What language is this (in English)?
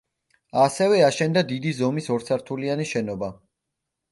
Georgian